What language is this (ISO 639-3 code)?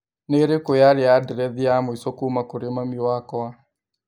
kik